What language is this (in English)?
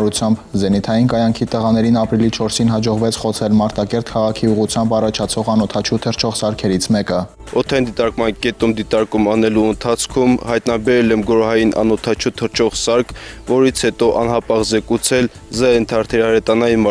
Romanian